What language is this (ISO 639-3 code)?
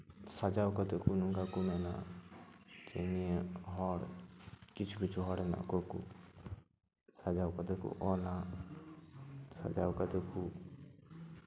sat